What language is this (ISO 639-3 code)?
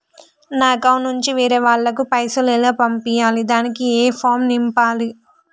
tel